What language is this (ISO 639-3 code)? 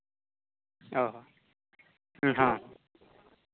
sat